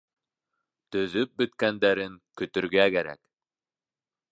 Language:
Bashkir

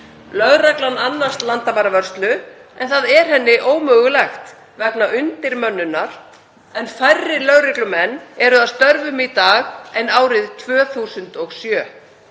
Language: Icelandic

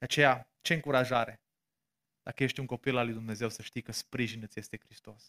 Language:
Romanian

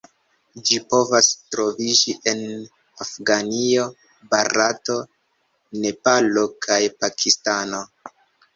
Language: Esperanto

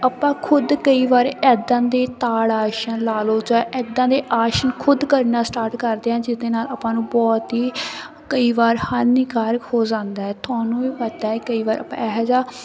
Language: Punjabi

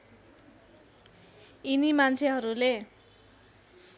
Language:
Nepali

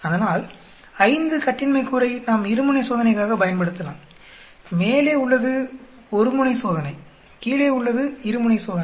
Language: Tamil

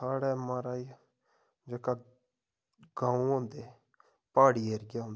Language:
Dogri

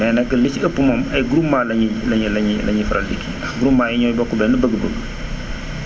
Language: Wolof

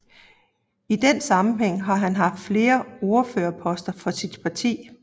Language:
Danish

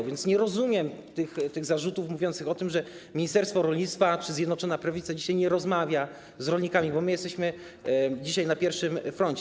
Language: Polish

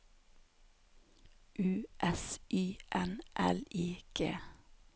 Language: Norwegian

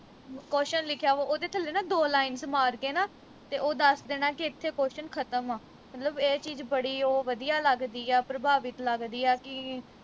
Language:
Punjabi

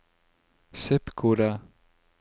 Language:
Norwegian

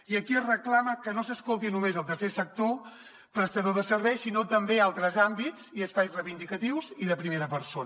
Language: Catalan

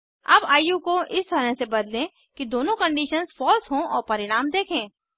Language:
Hindi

